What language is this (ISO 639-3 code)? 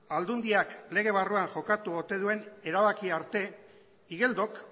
eus